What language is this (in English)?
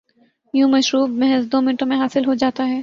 Urdu